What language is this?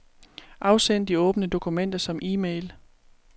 Danish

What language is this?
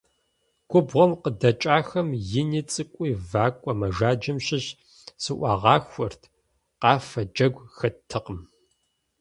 Kabardian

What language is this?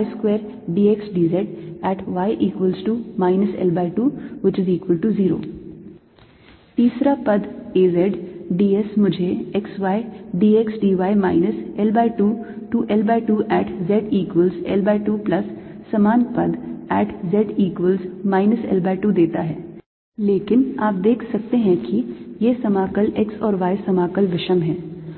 Hindi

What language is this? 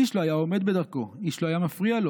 Hebrew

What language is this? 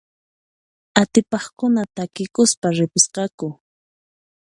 Puno Quechua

